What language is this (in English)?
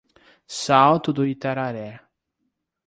Portuguese